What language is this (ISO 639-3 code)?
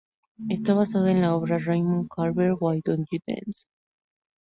spa